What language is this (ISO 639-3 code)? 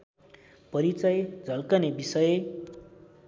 nep